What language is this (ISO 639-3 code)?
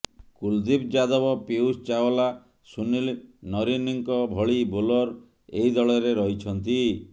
ori